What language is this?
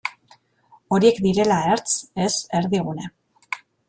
Basque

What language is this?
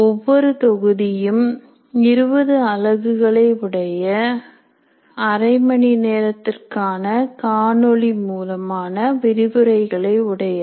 Tamil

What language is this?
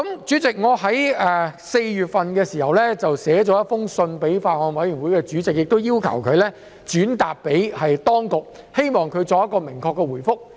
Cantonese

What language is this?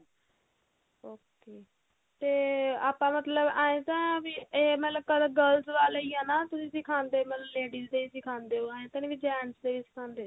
Punjabi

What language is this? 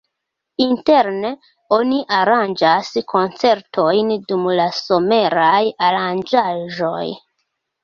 Esperanto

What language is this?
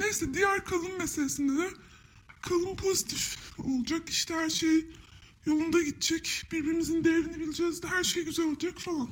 Turkish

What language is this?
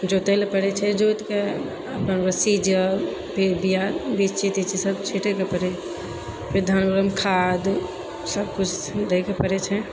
Maithili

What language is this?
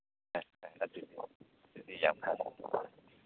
Manipuri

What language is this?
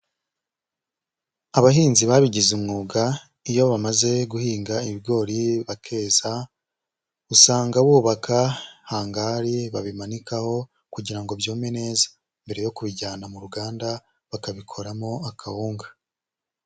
Kinyarwanda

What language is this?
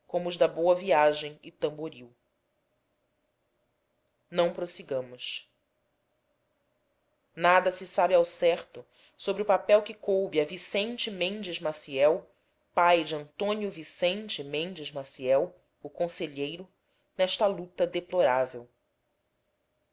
Portuguese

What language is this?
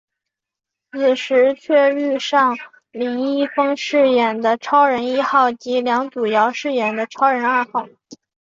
Chinese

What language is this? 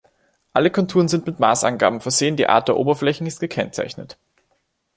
German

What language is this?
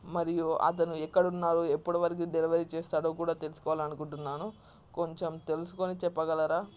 Telugu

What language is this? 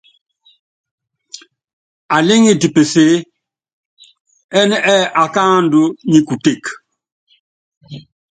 Yangben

